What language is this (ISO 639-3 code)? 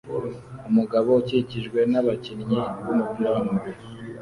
kin